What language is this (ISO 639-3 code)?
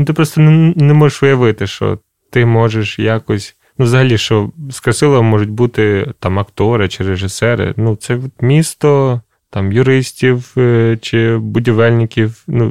ukr